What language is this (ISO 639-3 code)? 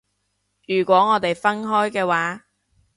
yue